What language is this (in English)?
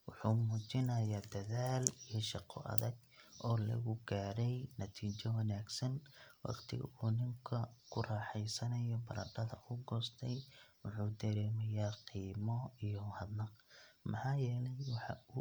Somali